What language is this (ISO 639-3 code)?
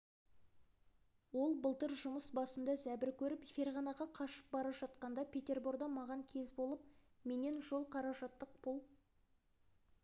kaz